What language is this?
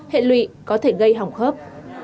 Vietnamese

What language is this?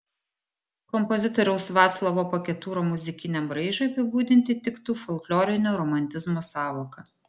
Lithuanian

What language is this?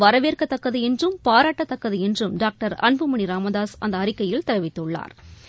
Tamil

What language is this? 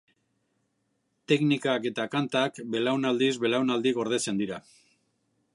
Basque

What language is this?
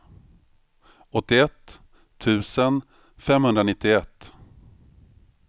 Swedish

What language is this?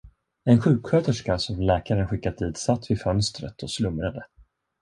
Swedish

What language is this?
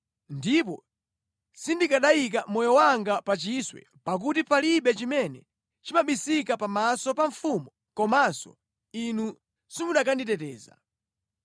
Nyanja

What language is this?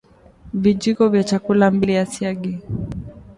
Swahili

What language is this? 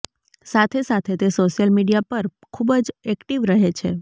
Gujarati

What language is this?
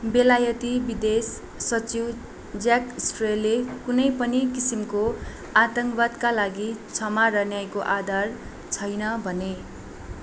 Nepali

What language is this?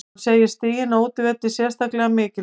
Icelandic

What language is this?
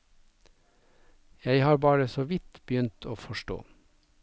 Norwegian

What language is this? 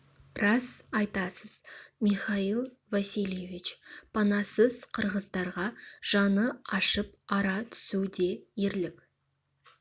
Kazakh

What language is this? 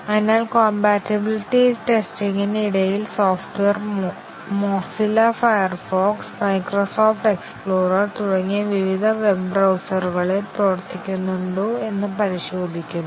Malayalam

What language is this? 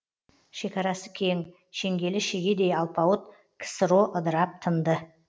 Kazakh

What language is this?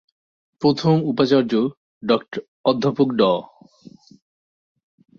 Bangla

